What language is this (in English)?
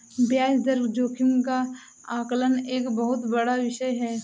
Hindi